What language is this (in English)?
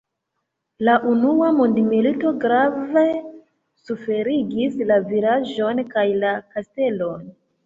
Esperanto